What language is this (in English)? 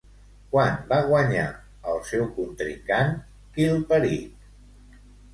Catalan